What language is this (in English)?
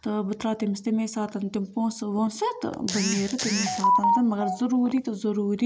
Kashmiri